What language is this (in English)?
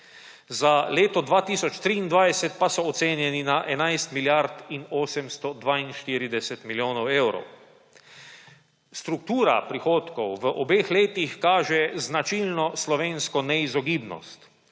Slovenian